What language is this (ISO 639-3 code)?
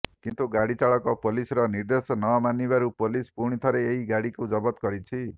ori